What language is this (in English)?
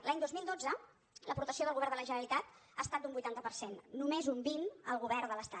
Catalan